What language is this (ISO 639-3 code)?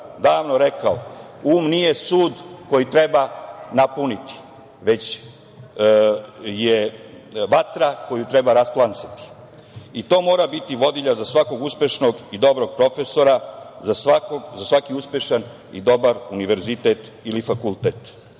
srp